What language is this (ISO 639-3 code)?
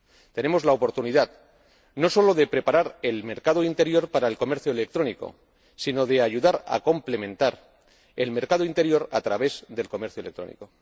spa